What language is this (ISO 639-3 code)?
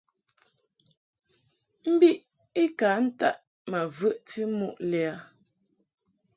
mhk